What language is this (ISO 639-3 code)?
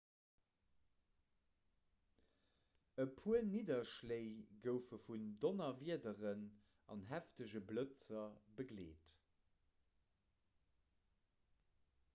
ltz